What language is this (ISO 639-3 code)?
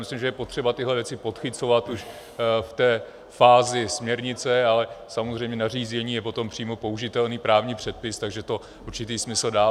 ces